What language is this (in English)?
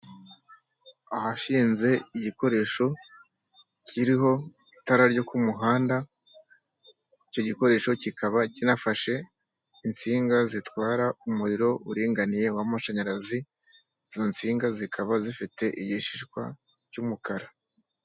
Kinyarwanda